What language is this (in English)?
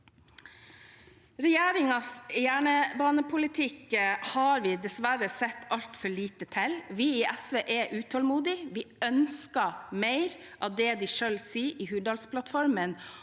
Norwegian